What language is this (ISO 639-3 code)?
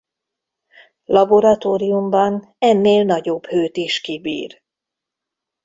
hun